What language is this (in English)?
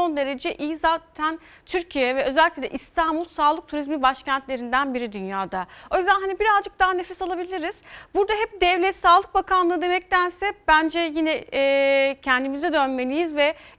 Turkish